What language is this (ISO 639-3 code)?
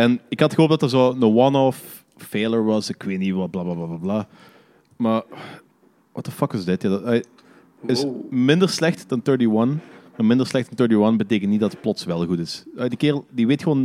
nld